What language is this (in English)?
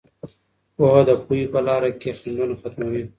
Pashto